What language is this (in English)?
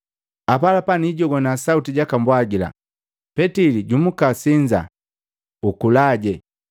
Matengo